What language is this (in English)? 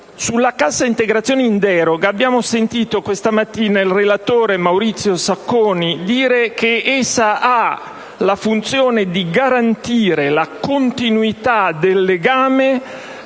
Italian